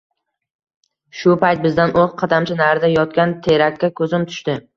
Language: Uzbek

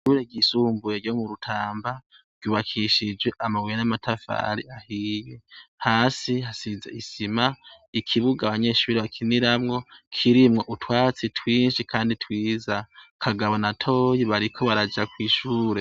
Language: Rundi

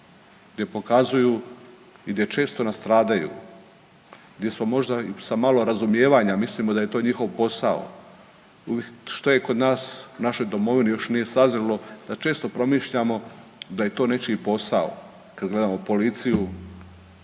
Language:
Croatian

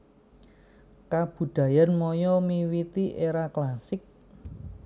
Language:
Javanese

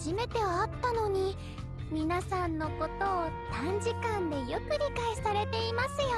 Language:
Japanese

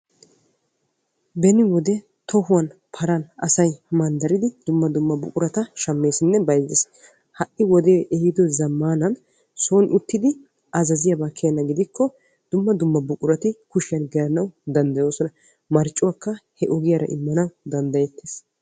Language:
Wolaytta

